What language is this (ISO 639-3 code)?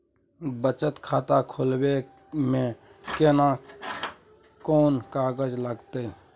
mai